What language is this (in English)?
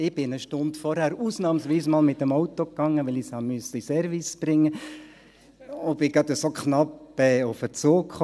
Swiss German